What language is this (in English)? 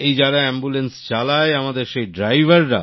Bangla